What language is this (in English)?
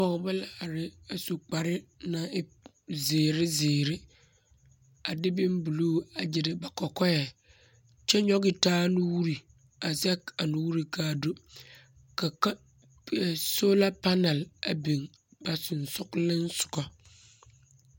Southern Dagaare